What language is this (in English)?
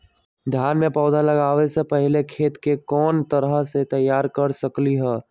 Magahi